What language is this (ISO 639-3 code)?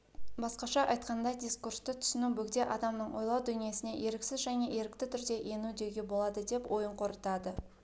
kaz